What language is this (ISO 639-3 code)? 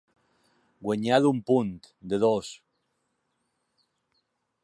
cat